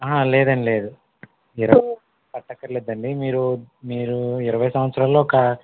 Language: Telugu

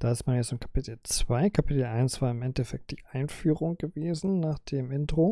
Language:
German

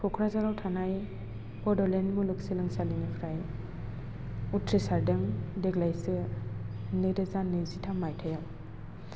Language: Bodo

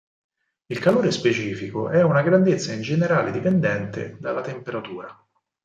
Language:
Italian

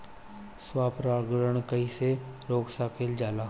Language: Bhojpuri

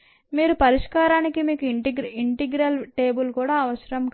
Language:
Telugu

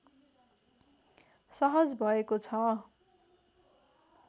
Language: Nepali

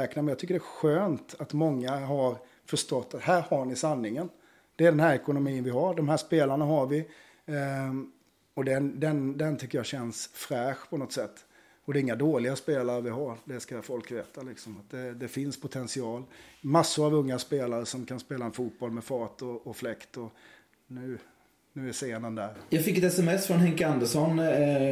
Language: Swedish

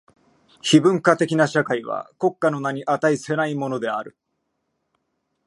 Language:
Japanese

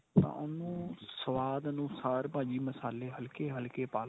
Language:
Punjabi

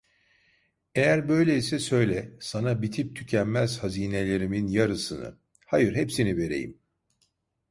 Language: Turkish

